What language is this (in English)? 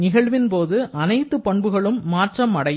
Tamil